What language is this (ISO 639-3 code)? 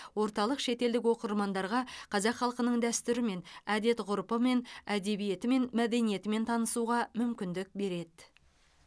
kaz